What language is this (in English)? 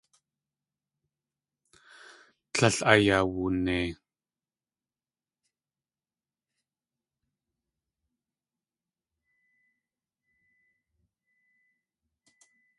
Tlingit